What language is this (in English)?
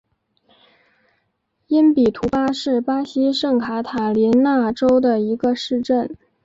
Chinese